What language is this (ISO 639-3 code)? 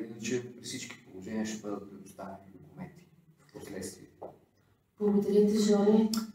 bul